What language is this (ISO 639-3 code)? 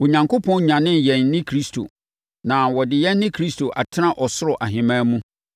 aka